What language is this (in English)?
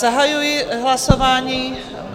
Czech